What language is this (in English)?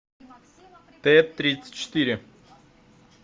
Russian